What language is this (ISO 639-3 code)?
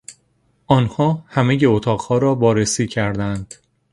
fas